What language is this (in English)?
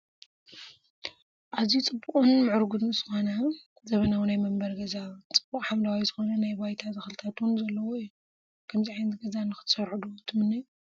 Tigrinya